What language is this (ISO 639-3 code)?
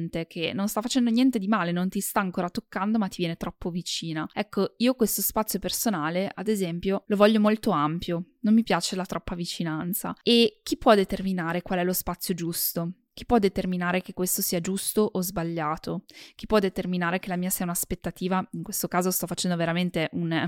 ita